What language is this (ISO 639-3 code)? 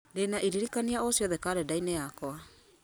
kik